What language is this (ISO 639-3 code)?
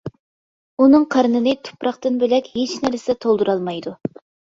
uig